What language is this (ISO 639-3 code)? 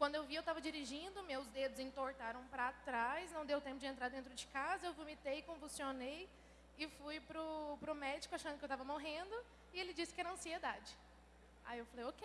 por